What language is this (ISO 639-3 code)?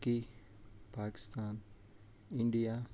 kas